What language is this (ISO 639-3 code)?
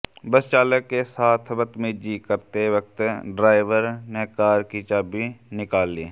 hin